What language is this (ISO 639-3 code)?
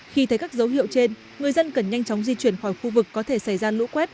vie